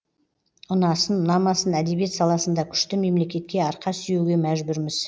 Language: Kazakh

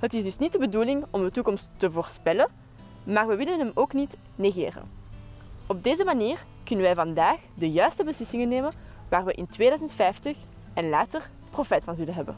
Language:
Dutch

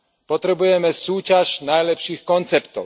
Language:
Slovak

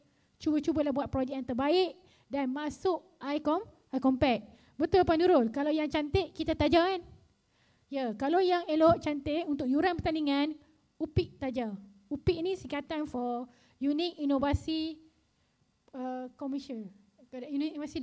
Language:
Malay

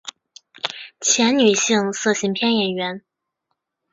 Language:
Chinese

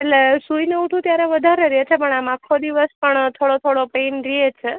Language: Gujarati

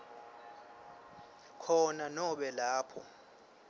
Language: Swati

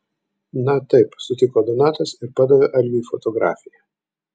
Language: Lithuanian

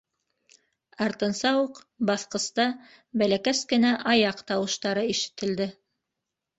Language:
Bashkir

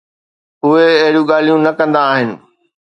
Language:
Sindhi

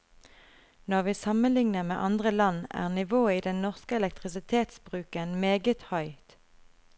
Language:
Norwegian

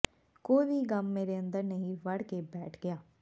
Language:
Punjabi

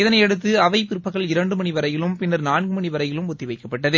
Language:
Tamil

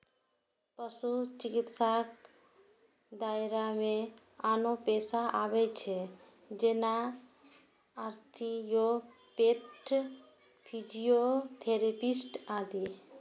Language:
Maithili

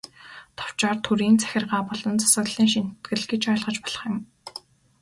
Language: Mongolian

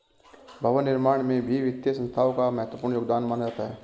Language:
Hindi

